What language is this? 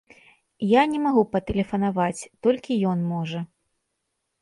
Belarusian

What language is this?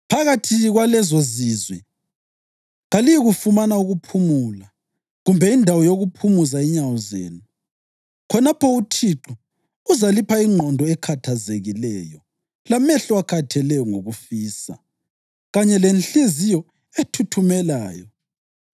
North Ndebele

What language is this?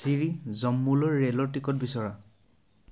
Assamese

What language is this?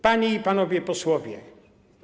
Polish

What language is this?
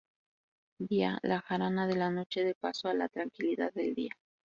Spanish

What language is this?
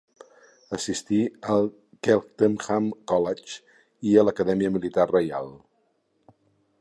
Catalan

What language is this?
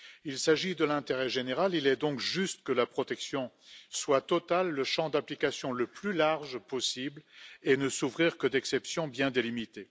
French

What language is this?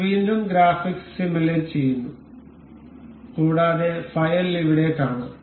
Malayalam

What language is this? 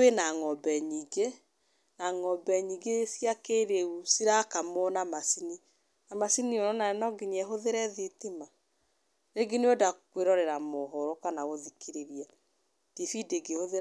Kikuyu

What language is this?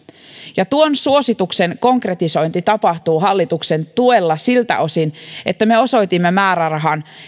Finnish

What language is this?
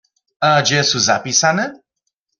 Upper Sorbian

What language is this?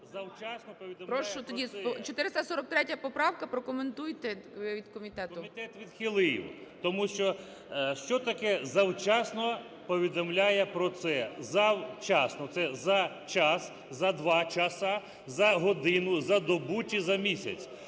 Ukrainian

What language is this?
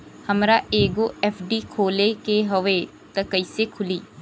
Bhojpuri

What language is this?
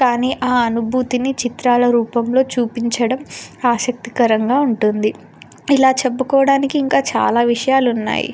Telugu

